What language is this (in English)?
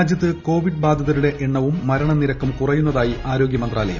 Malayalam